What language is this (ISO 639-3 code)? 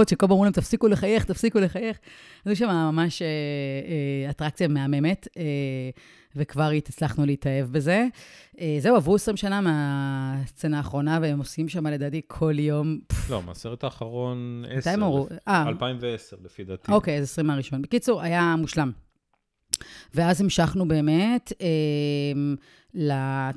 heb